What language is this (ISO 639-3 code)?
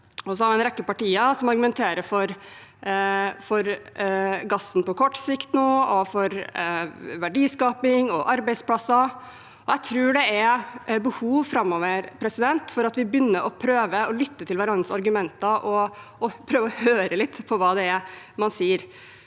nor